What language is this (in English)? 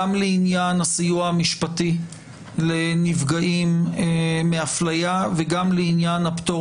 Hebrew